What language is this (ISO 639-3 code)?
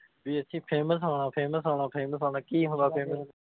pan